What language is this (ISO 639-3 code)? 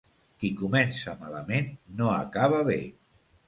cat